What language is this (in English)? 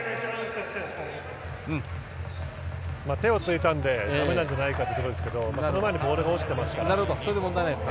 Japanese